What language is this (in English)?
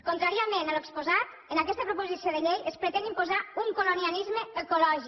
Catalan